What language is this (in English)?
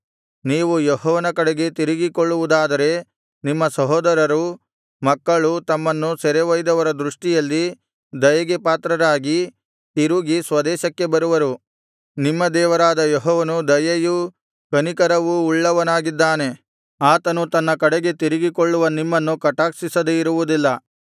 Kannada